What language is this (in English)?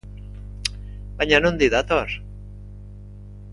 Basque